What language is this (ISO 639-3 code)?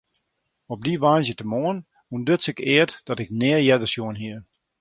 fry